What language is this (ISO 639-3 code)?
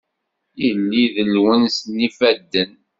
kab